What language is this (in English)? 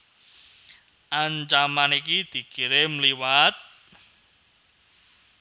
Javanese